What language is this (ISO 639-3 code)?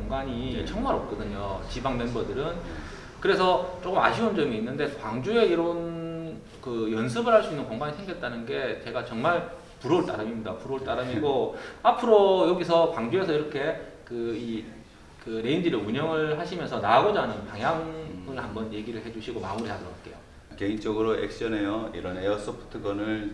kor